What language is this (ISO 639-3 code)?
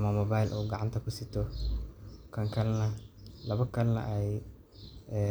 som